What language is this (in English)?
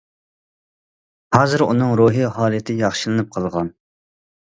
Uyghur